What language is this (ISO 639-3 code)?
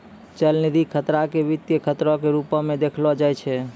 mai